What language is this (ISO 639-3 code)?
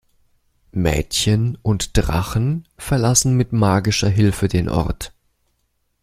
deu